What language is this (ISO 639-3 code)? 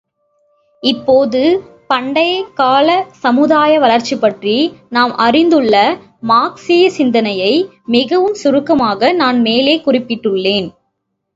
tam